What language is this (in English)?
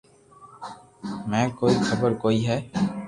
Loarki